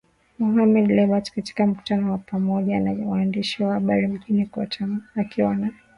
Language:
Swahili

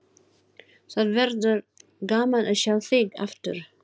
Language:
Icelandic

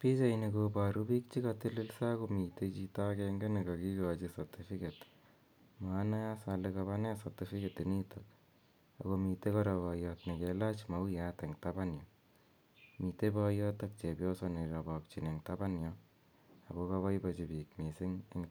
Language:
Kalenjin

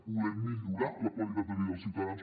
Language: Catalan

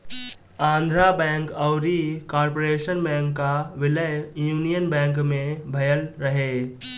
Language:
Bhojpuri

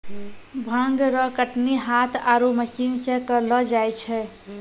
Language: Maithili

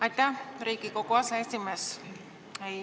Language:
Estonian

